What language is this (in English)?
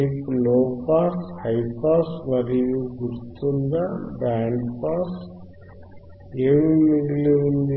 Telugu